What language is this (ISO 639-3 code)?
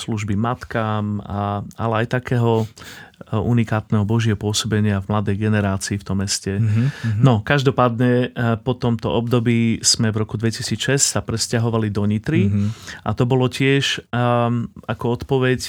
slk